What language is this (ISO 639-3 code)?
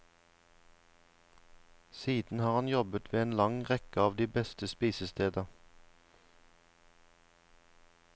nor